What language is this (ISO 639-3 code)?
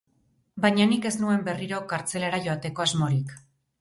eus